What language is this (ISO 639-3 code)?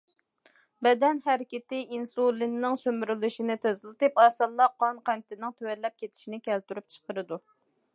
uig